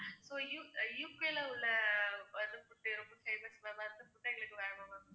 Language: Tamil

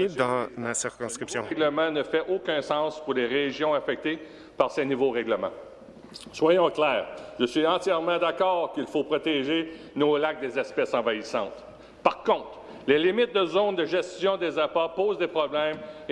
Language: French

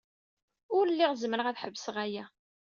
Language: Kabyle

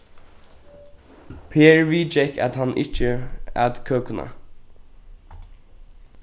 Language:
Faroese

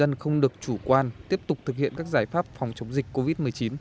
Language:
Vietnamese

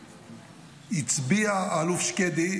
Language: Hebrew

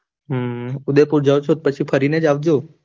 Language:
Gujarati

